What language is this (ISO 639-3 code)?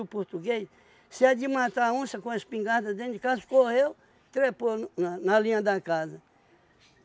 por